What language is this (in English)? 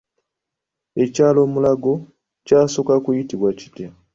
Ganda